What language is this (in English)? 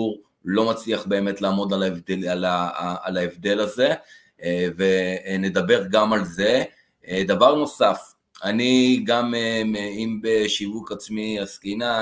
Hebrew